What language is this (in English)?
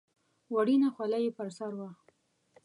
Pashto